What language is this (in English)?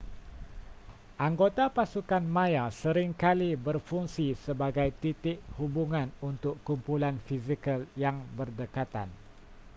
Malay